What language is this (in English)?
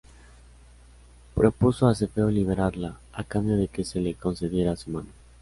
Spanish